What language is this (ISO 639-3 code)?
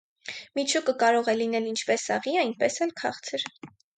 hye